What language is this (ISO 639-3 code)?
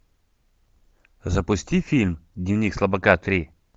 rus